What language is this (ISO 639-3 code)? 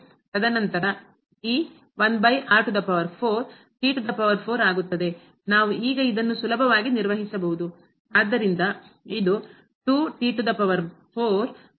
kan